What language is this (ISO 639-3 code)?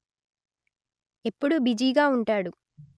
tel